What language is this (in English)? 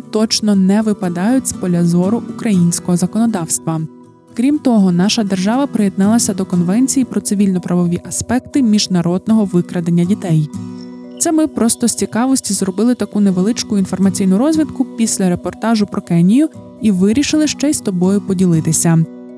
Ukrainian